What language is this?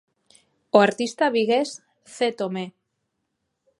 Galician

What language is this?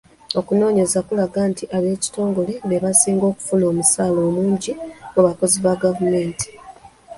Ganda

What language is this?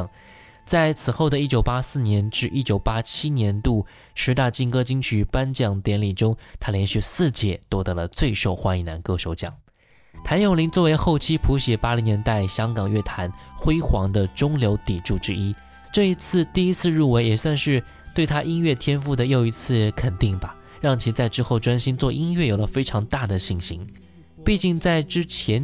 Chinese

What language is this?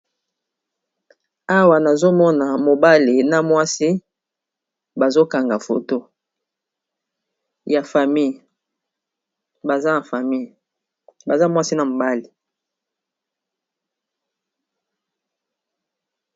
Lingala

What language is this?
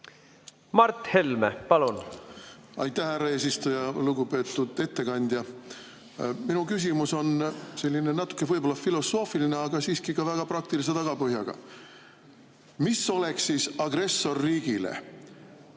Estonian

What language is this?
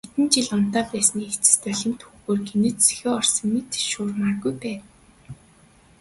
Mongolian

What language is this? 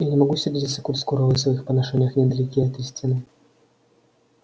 Russian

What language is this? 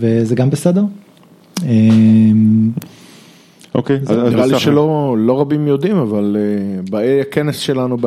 Hebrew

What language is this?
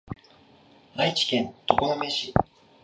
Japanese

